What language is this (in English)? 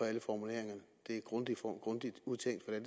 Danish